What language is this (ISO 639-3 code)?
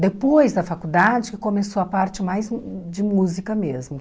por